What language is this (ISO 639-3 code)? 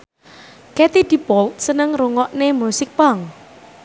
jav